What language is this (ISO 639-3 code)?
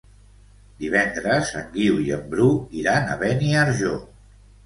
cat